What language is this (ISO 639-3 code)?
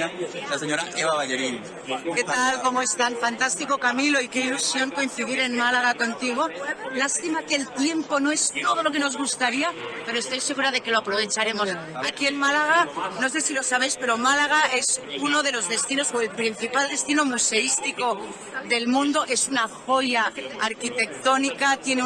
spa